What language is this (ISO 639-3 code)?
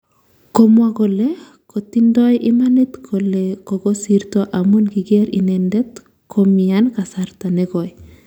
kln